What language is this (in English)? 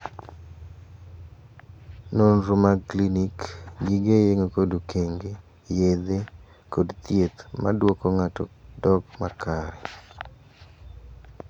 Luo (Kenya and Tanzania)